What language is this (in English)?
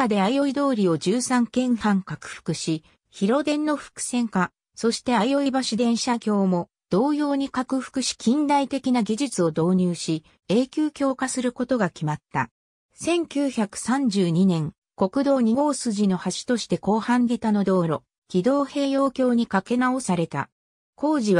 Japanese